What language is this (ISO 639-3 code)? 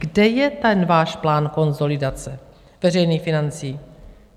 ces